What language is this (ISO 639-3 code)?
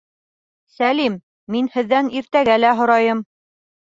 bak